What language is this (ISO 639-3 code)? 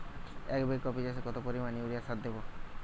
ben